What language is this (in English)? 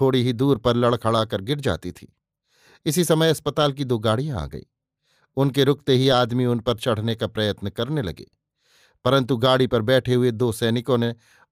Hindi